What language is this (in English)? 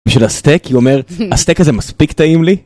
Hebrew